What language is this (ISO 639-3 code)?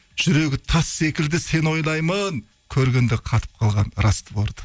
kaz